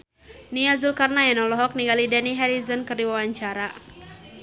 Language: Sundanese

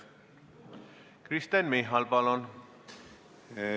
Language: Estonian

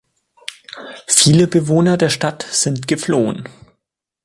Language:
German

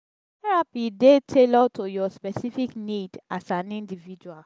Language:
Nigerian Pidgin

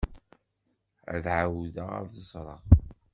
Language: Kabyle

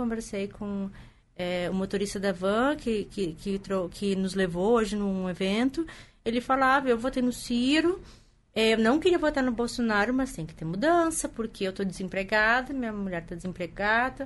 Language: Portuguese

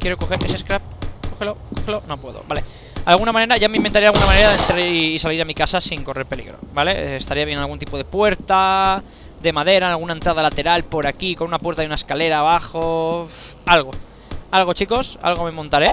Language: Spanish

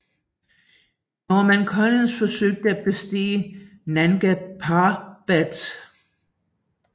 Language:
Danish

